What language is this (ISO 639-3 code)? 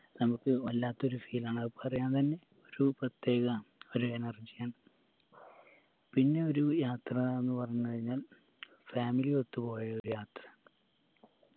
mal